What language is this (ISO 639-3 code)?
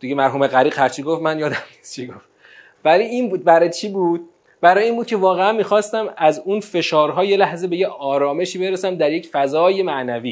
fas